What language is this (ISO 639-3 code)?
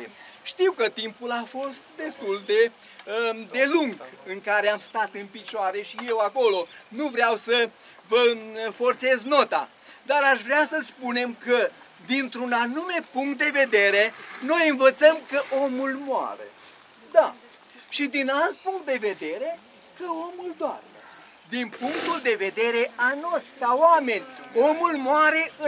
ron